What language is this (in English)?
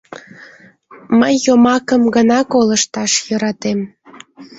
Mari